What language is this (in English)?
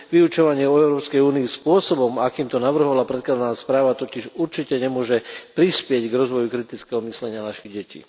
Slovak